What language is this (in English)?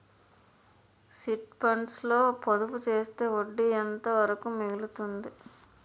Telugu